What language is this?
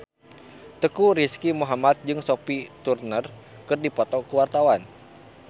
Sundanese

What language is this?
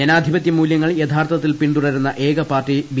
Malayalam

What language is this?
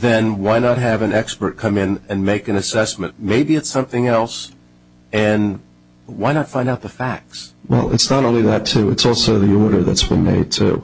English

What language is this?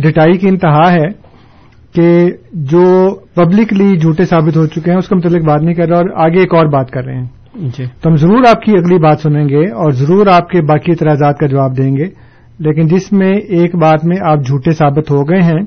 Urdu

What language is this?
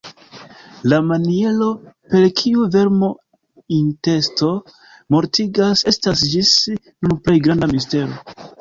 Esperanto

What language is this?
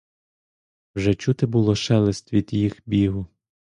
Ukrainian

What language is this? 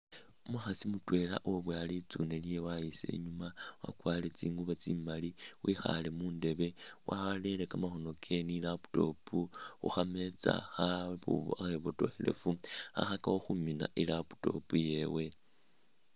Masaaba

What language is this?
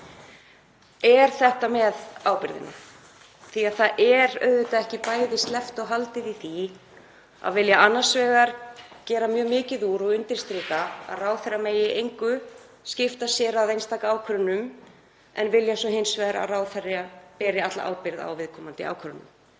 Icelandic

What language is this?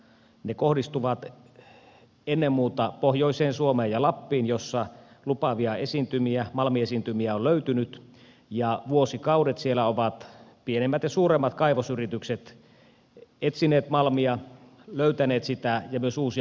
Finnish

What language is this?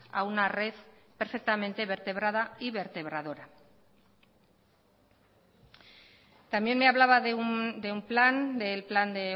Spanish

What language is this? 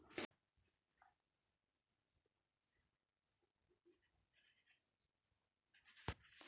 Hindi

